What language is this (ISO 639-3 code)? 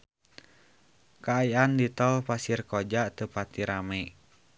sun